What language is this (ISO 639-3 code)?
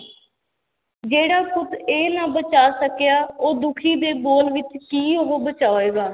pan